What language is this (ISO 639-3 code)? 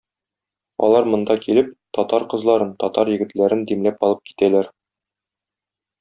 tat